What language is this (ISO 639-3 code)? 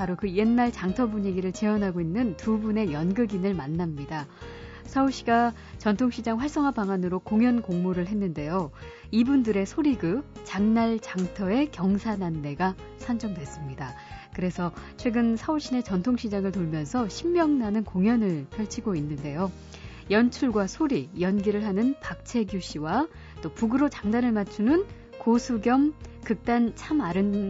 kor